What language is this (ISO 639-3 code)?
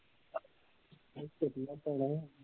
pan